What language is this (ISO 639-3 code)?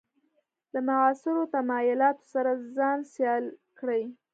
pus